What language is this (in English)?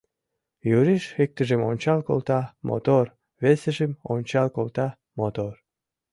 Mari